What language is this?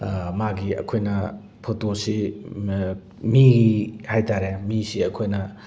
Manipuri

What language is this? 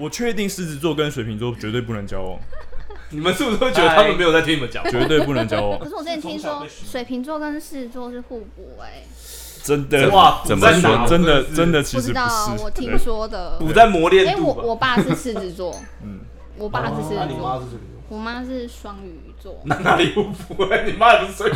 Chinese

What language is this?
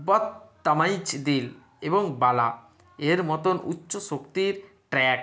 Bangla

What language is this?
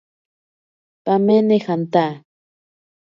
Ashéninka Perené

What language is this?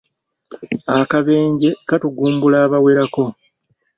Ganda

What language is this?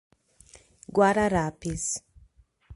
Portuguese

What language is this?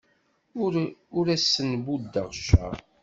Kabyle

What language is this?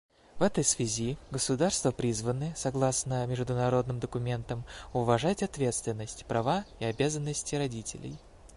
Russian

